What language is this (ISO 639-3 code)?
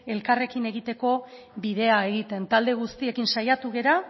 eus